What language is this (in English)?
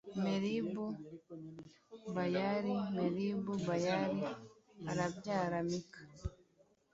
Kinyarwanda